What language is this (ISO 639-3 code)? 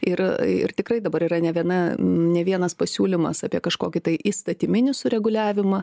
lit